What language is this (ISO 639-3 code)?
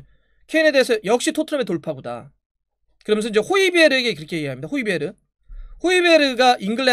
kor